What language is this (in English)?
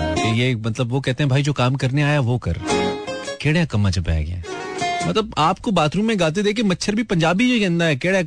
Hindi